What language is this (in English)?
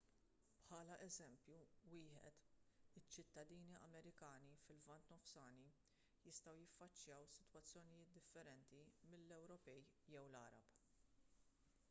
Maltese